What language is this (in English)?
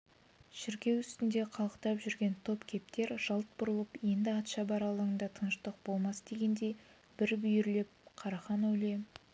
Kazakh